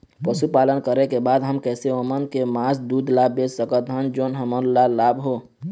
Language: Chhattisgarhi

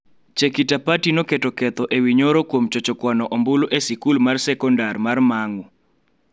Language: Luo (Kenya and Tanzania)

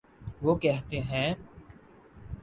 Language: Urdu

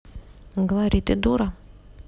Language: Russian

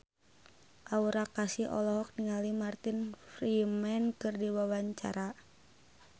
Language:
Sundanese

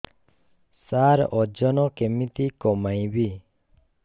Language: Odia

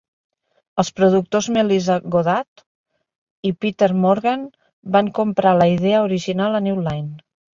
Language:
Catalan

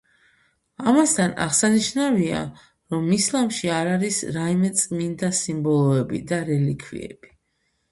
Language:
Georgian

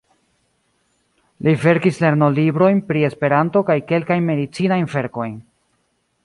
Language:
Esperanto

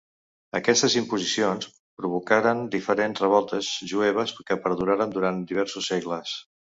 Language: Catalan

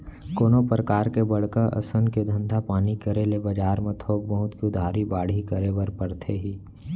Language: Chhattisgarhi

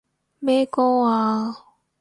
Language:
Cantonese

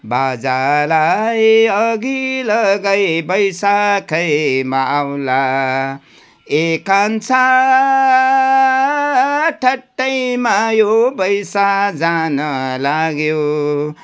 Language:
Nepali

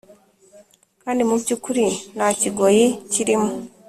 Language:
Kinyarwanda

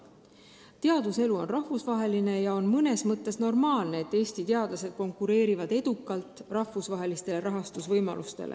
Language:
Estonian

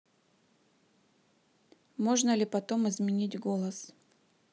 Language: Russian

